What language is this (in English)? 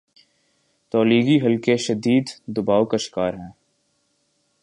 Urdu